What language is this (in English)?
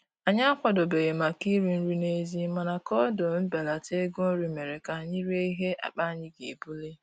Igbo